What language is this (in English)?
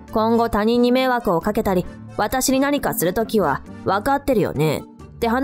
Japanese